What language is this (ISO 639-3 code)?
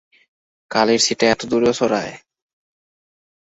ben